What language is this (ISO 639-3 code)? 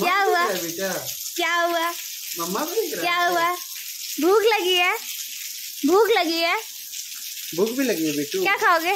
hin